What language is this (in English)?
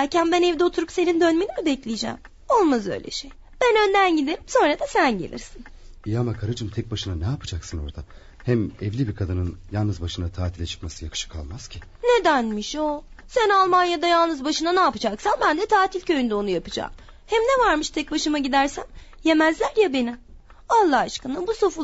Turkish